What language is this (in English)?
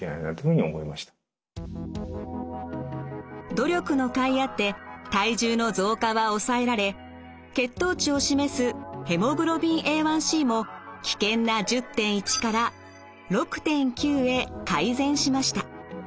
Japanese